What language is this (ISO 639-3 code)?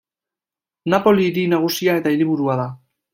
eus